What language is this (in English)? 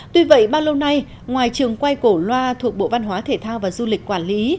Vietnamese